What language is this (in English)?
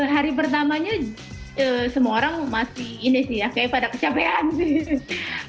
Indonesian